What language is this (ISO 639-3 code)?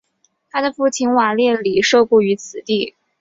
zho